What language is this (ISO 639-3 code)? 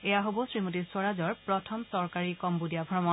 asm